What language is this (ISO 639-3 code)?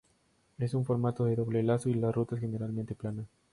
spa